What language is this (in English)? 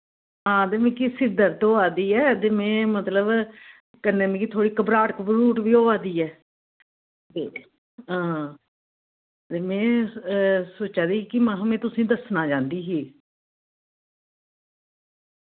Dogri